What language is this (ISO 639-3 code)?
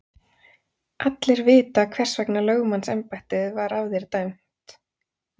isl